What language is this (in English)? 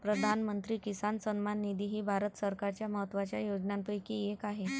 Marathi